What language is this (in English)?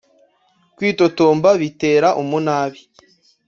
Kinyarwanda